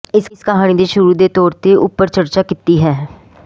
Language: Punjabi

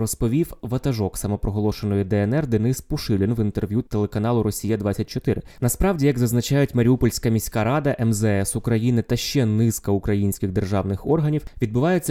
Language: Ukrainian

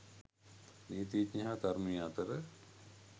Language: Sinhala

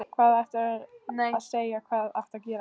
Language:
Icelandic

